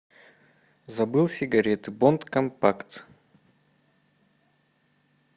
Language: Russian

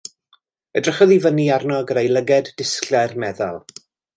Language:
Welsh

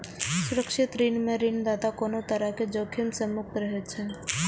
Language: Maithili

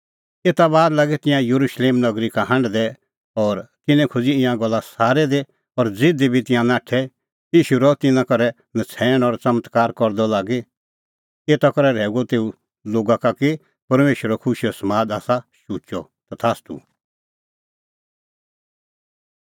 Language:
Kullu Pahari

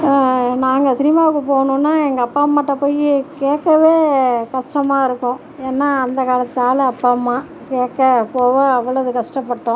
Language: Tamil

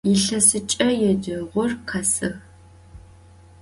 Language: Adyghe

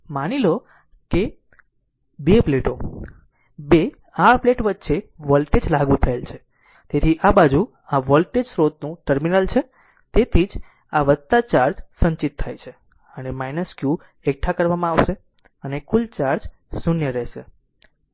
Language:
Gujarati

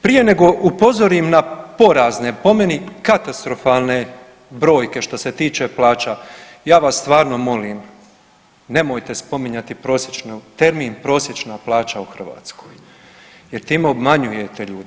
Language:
Croatian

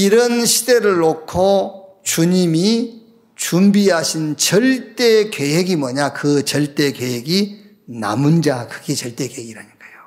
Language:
Korean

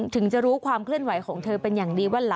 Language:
Thai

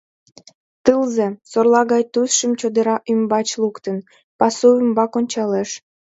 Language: Mari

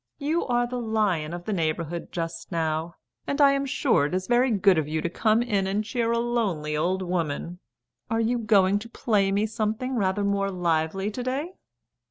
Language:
English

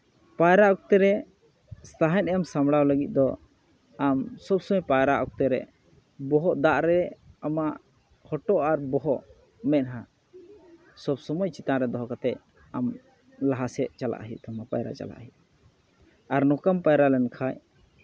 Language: Santali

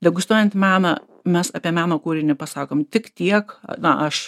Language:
Lithuanian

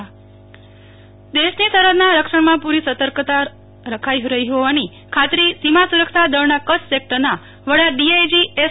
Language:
Gujarati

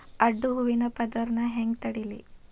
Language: Kannada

